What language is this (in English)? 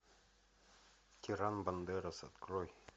Russian